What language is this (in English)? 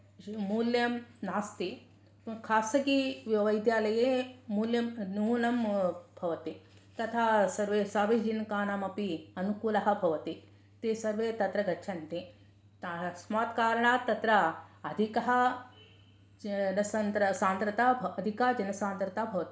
Sanskrit